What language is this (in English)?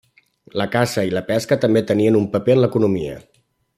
Catalan